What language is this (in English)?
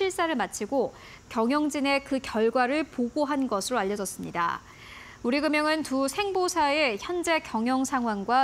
Korean